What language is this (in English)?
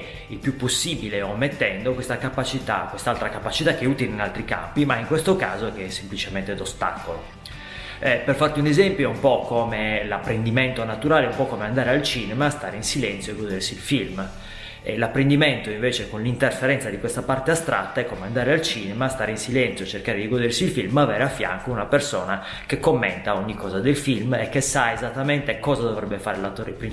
Italian